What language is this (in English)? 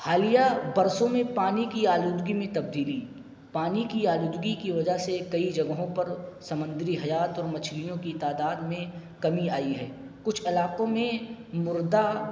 Urdu